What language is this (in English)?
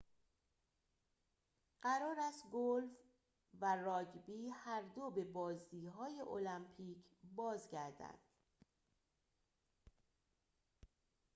Persian